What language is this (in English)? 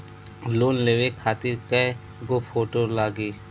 Bhojpuri